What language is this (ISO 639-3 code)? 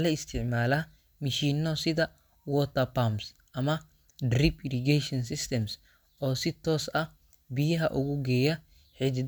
som